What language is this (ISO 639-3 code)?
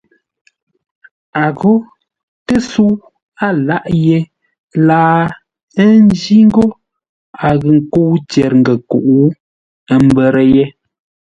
nla